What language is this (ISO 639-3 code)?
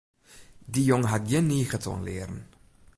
fry